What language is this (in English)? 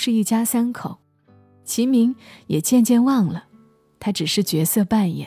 Chinese